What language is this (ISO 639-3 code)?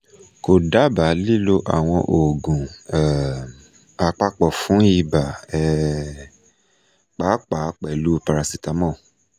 yor